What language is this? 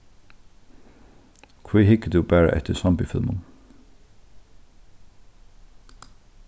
Faroese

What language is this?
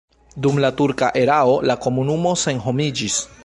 Esperanto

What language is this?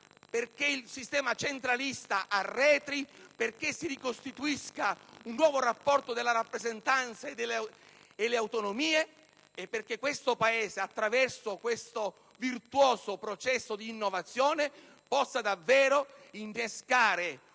Italian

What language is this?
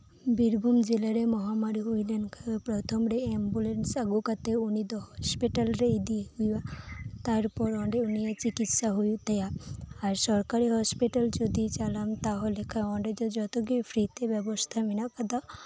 Santali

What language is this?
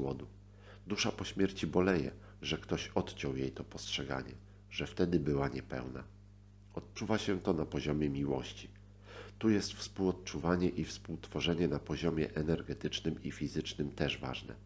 Polish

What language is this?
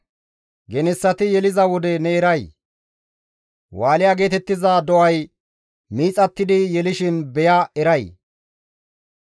Gamo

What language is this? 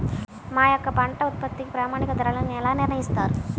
Telugu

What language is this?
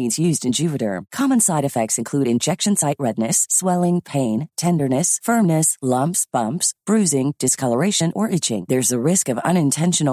Filipino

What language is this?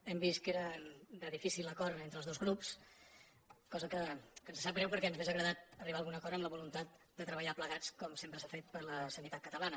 Catalan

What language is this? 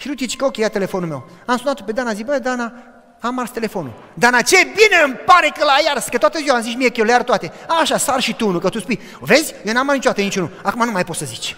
Romanian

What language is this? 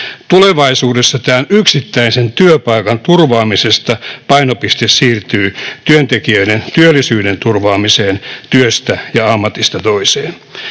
Finnish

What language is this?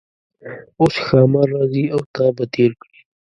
Pashto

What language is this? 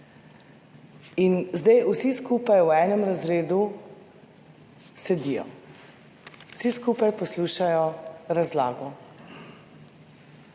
Slovenian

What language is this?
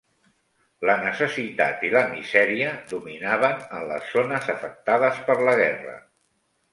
Catalan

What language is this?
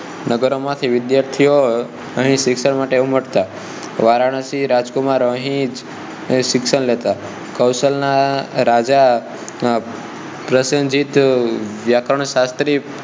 Gujarati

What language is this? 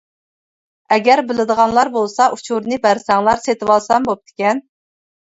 Uyghur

